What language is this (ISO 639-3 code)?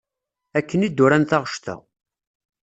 kab